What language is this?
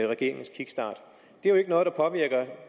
Danish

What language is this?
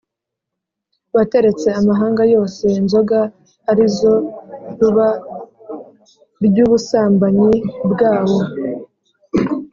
Kinyarwanda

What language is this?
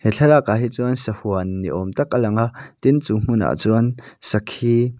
Mizo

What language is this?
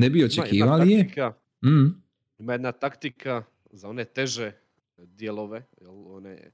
Croatian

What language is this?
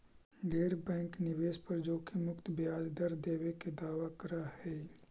Magahi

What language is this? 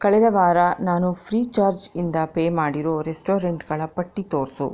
Kannada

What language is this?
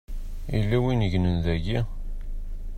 Kabyle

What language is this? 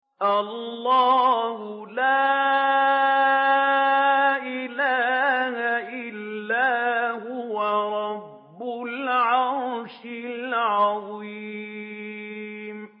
Arabic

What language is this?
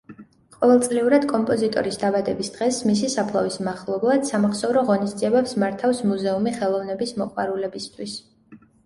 Georgian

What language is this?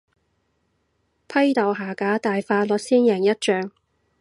Cantonese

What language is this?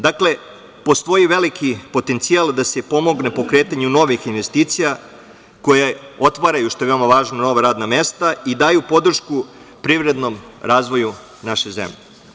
Serbian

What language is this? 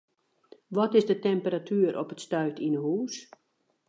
Western Frisian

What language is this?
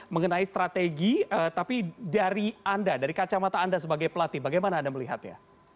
Indonesian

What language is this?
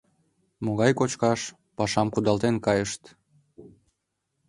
Mari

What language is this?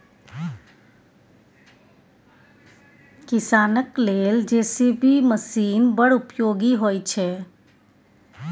Maithili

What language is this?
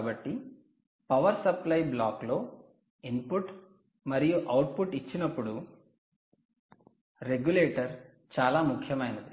Telugu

